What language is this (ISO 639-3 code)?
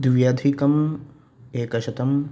san